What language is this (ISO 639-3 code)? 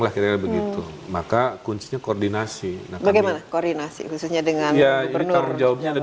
ind